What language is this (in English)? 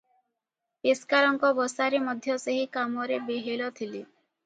Odia